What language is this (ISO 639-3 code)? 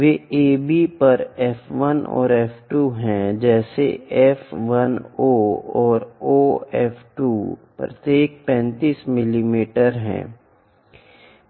hin